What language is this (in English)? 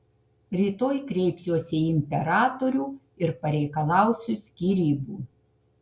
Lithuanian